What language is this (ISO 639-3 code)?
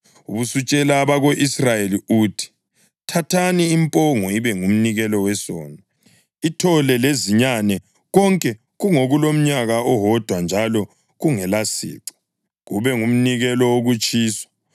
nde